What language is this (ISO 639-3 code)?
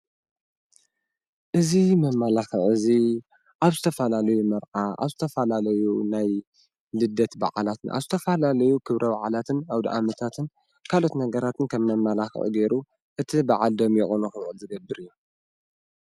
tir